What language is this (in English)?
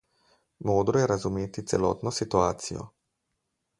Slovenian